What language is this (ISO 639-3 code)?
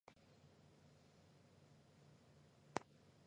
zho